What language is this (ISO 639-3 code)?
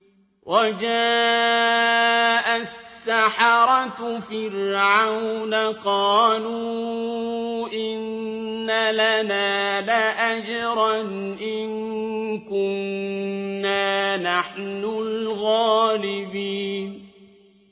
ara